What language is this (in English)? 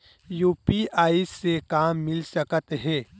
Chhattisgarhi